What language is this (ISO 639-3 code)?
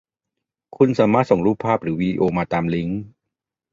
tha